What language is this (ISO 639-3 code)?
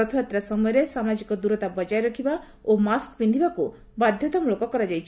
ori